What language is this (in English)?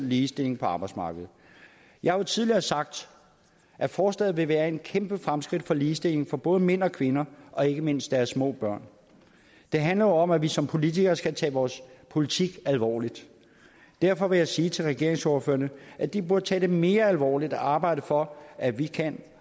Danish